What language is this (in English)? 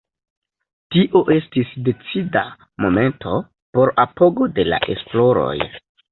Esperanto